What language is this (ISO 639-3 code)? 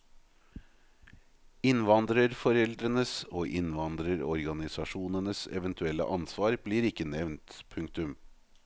nor